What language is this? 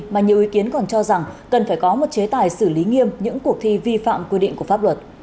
Vietnamese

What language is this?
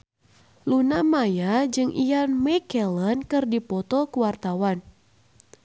Sundanese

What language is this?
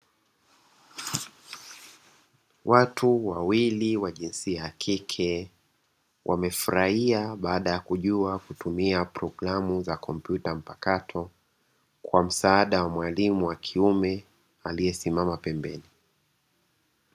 Swahili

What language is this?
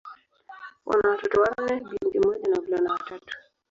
Swahili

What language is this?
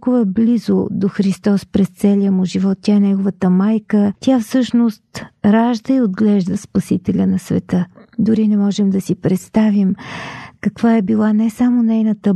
Bulgarian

